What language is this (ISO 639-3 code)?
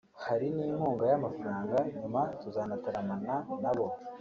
kin